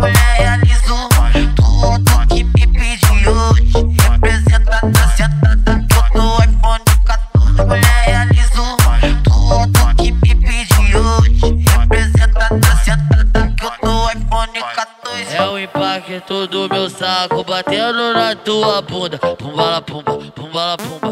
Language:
Romanian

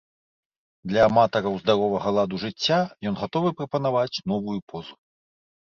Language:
Belarusian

